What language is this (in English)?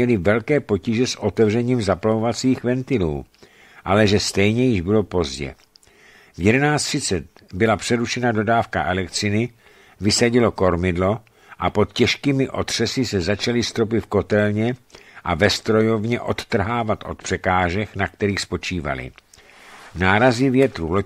Czech